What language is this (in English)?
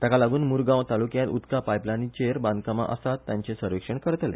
Konkani